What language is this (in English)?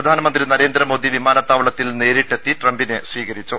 Malayalam